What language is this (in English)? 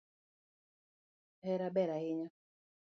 Luo (Kenya and Tanzania)